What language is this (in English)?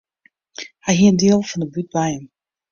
Western Frisian